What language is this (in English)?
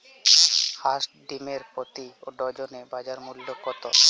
Bangla